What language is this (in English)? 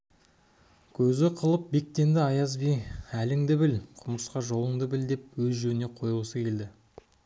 Kazakh